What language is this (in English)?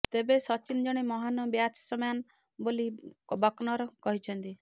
Odia